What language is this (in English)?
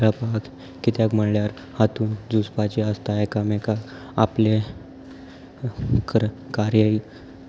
Konkani